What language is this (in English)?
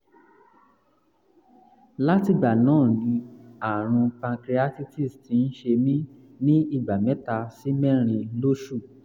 Yoruba